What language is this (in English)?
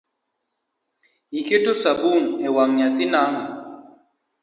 Luo (Kenya and Tanzania)